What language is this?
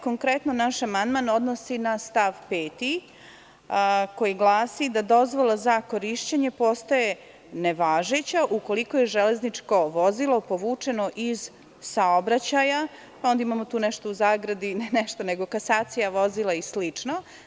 Serbian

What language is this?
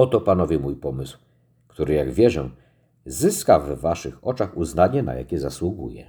Polish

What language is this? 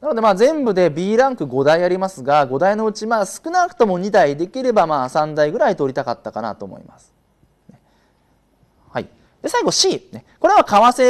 Japanese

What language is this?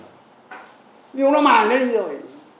Vietnamese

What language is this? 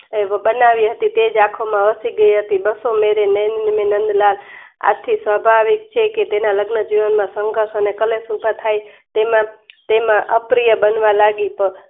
Gujarati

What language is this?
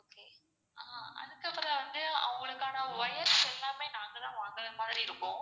Tamil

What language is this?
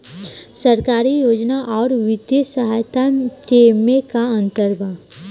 Bhojpuri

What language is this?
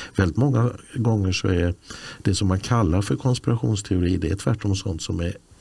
Swedish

